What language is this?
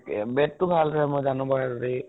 Assamese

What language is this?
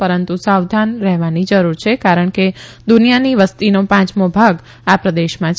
Gujarati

